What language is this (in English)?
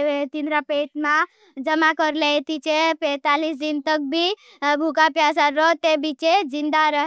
Bhili